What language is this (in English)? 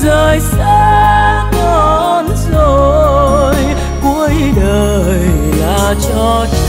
Vietnamese